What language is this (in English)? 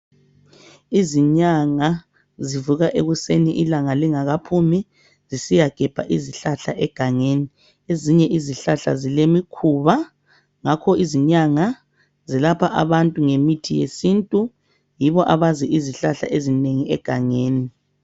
North Ndebele